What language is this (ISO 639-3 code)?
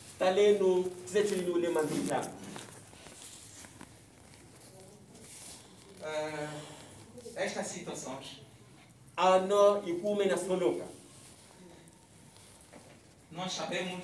por